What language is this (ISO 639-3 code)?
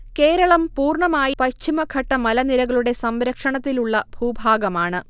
mal